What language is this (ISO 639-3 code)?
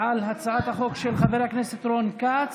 heb